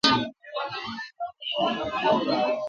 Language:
Igbo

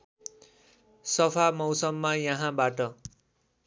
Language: Nepali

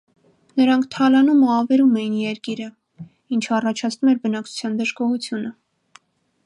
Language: Armenian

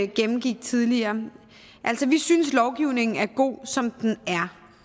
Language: Danish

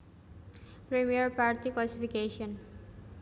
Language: Javanese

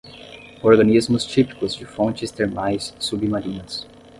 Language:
Portuguese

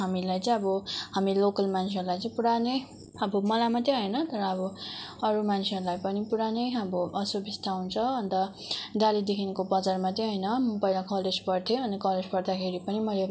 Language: Nepali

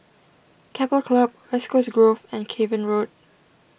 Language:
English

